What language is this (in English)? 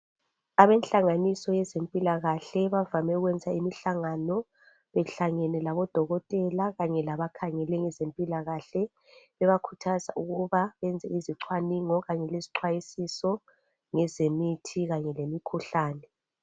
North Ndebele